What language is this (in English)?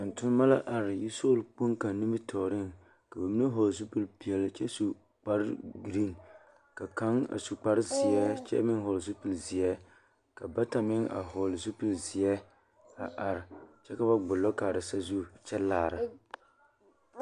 Southern Dagaare